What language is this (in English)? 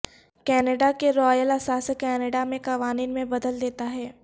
Urdu